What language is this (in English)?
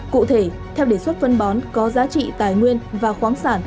Vietnamese